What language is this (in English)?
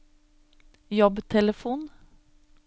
Norwegian